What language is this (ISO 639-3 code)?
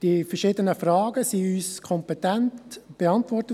gsw